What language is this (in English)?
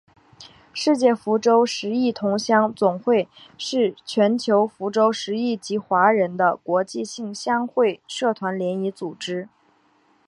Chinese